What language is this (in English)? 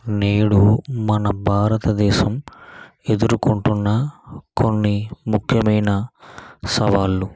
Telugu